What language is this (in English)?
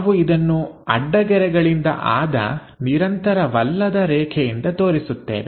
Kannada